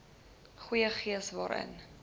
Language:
Afrikaans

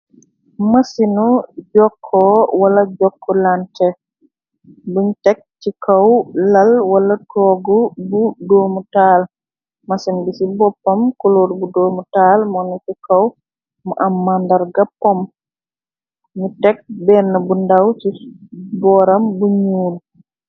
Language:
Wolof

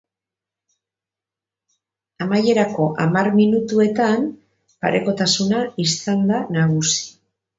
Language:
Basque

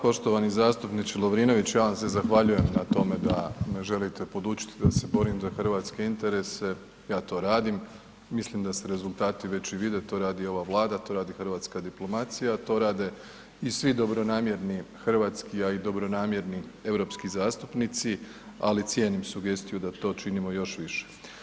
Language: Croatian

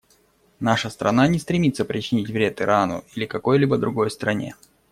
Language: Russian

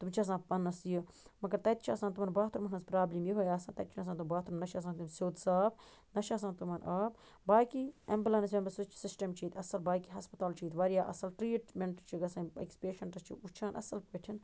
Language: Kashmiri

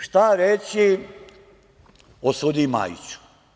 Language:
Serbian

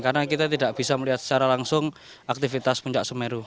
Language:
Indonesian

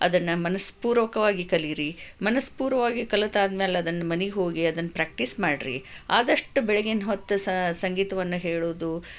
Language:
Kannada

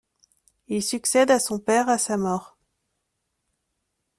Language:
French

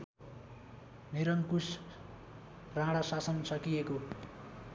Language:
Nepali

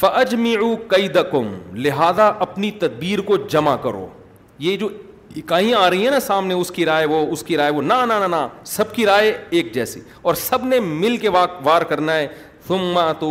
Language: Urdu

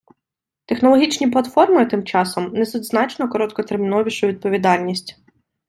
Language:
Ukrainian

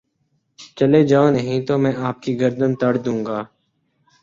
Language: Urdu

